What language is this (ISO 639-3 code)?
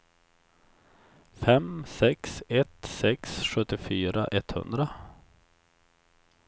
swe